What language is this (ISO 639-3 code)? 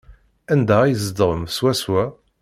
kab